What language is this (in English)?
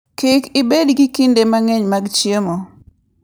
Luo (Kenya and Tanzania)